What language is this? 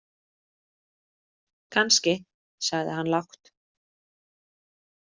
Icelandic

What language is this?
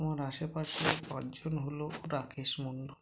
Bangla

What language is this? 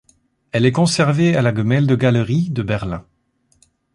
French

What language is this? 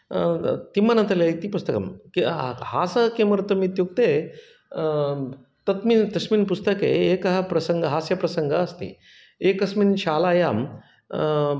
Sanskrit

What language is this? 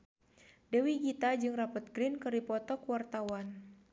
Sundanese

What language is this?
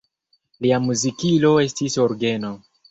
Esperanto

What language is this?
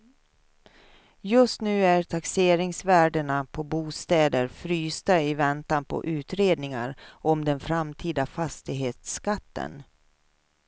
Swedish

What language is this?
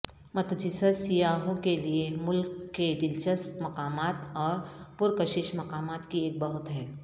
Urdu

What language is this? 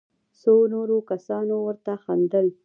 Pashto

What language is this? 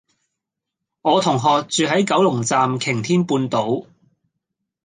Cantonese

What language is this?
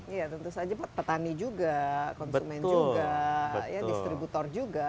Indonesian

